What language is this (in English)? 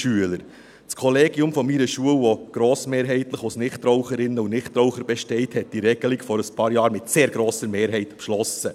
Swiss German